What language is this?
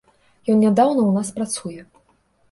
Belarusian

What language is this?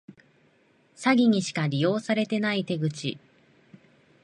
Japanese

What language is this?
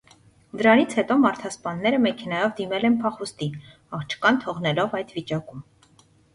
Armenian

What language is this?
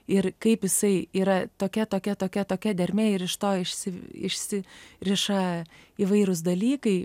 Lithuanian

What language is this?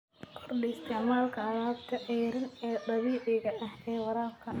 Somali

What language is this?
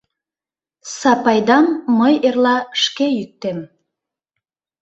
Mari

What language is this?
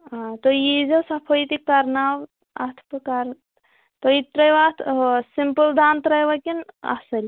Kashmiri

